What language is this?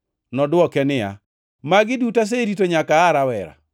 Luo (Kenya and Tanzania)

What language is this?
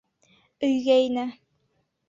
Bashkir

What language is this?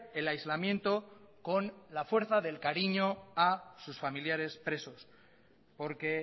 Spanish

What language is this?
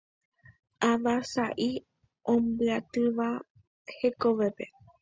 Guarani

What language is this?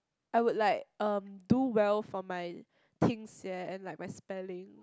English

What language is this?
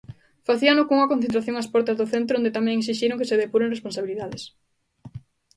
Galician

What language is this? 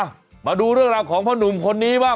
Thai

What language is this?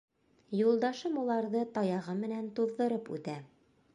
Bashkir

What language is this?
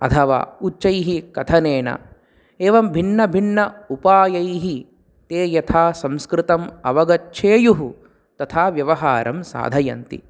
Sanskrit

